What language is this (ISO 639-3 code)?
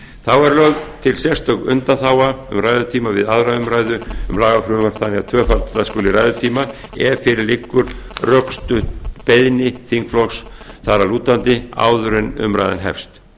isl